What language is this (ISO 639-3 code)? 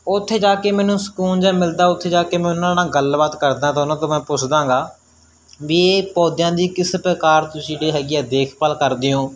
pan